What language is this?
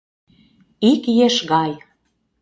Mari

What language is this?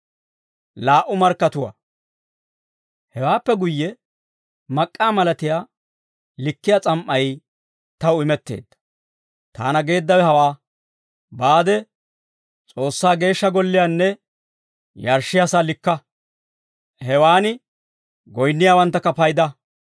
Dawro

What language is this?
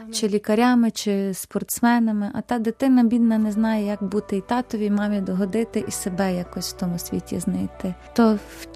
Ukrainian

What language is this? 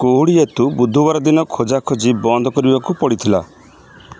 Odia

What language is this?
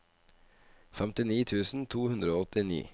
Norwegian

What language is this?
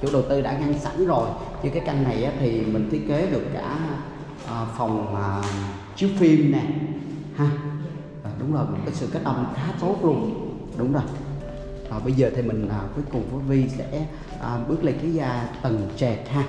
Vietnamese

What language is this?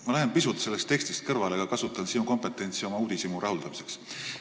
Estonian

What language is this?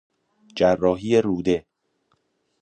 Persian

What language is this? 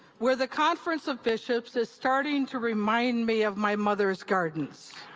English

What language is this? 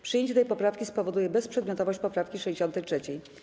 Polish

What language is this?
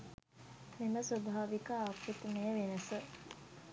Sinhala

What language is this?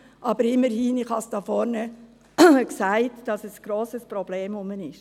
Swiss German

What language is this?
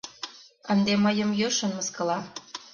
Mari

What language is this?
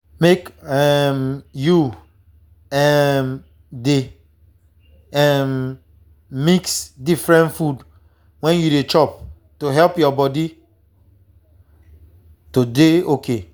Nigerian Pidgin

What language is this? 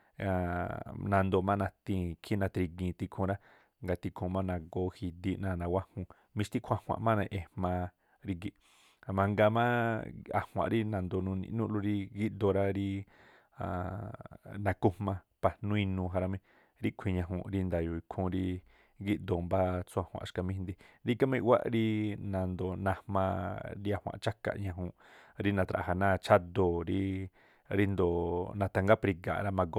Tlacoapa Me'phaa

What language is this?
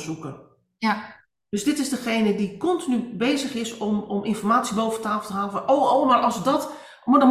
Dutch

